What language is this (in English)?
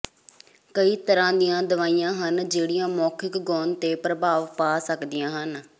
Punjabi